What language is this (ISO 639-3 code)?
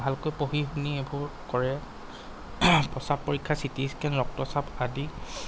asm